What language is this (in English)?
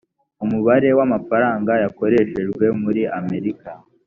Kinyarwanda